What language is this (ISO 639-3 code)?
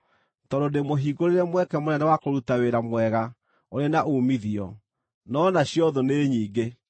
kik